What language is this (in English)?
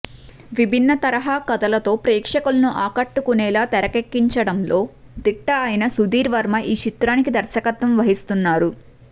Telugu